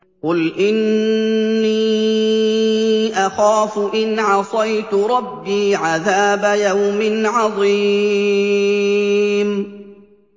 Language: Arabic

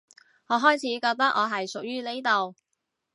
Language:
Cantonese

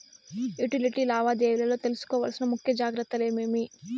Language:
Telugu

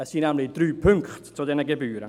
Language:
Swiss German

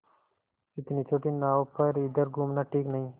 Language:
Hindi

